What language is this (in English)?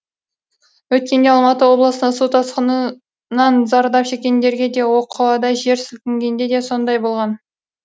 Kazakh